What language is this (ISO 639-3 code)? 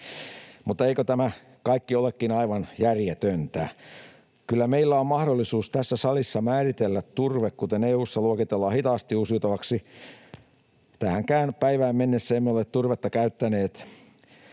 fin